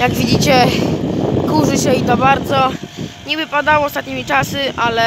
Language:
Polish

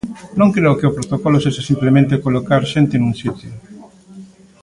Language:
Galician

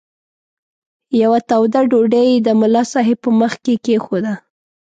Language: Pashto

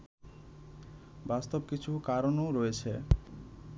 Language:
Bangla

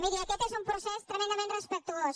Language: Catalan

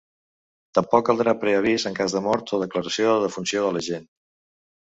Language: Catalan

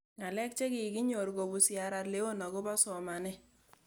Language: Kalenjin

